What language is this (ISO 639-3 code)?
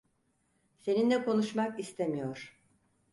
tur